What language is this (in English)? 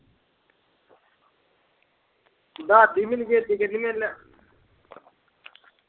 Punjabi